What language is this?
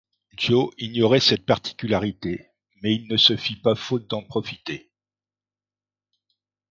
French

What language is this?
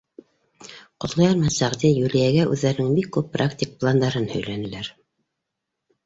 Bashkir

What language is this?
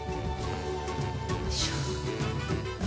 Japanese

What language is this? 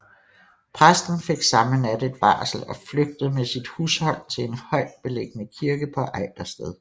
Danish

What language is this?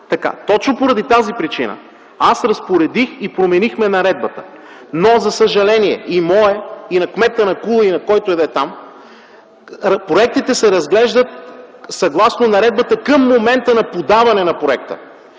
Bulgarian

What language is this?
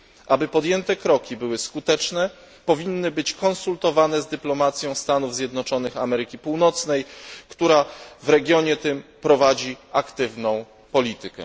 Polish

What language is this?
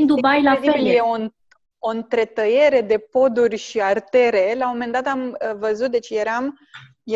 Romanian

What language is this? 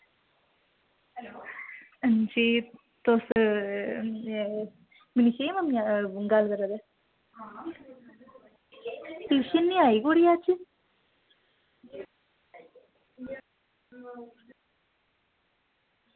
Dogri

